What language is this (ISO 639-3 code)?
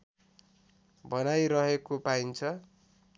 nep